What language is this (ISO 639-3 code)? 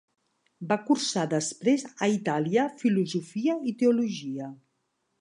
cat